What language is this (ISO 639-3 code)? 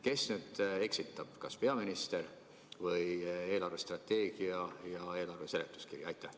est